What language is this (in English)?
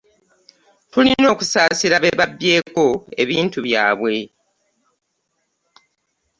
Ganda